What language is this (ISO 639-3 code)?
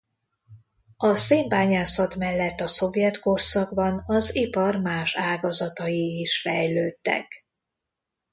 hun